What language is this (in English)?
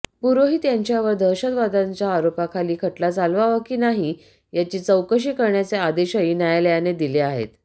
Marathi